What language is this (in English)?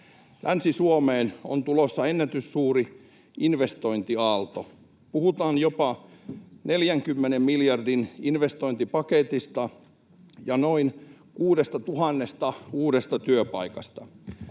Finnish